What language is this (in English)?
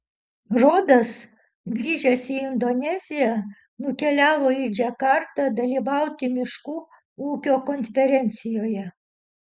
Lithuanian